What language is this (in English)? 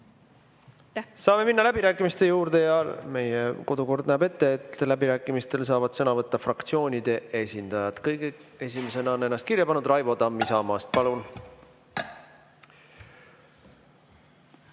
Estonian